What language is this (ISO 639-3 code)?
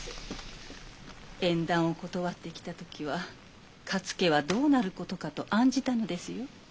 jpn